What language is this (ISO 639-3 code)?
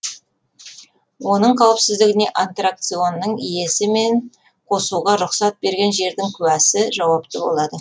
kaz